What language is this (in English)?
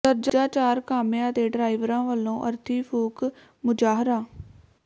Punjabi